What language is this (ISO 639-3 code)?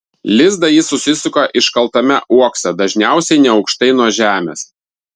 lit